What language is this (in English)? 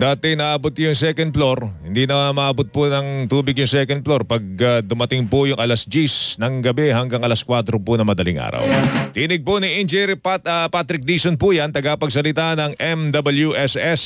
Filipino